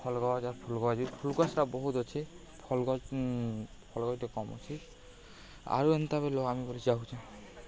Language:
Odia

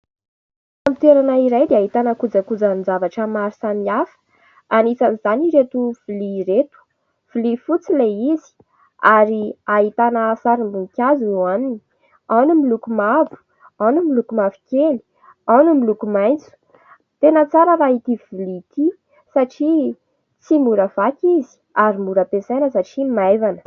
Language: Malagasy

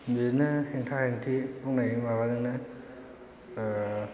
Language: Bodo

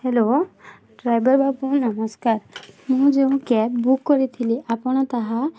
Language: Odia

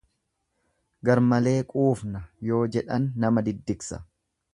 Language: Oromo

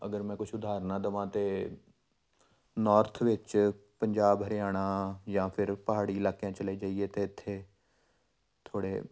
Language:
Punjabi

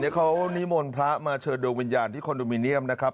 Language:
Thai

